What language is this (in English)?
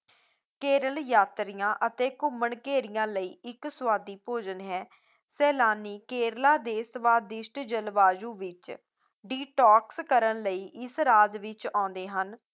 Punjabi